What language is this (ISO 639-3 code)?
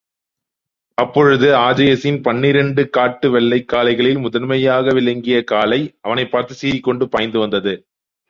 tam